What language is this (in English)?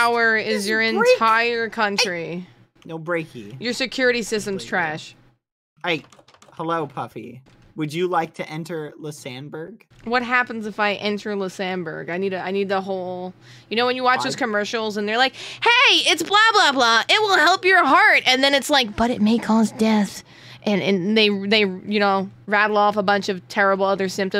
English